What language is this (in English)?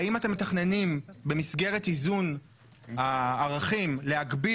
Hebrew